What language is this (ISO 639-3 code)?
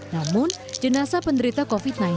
ind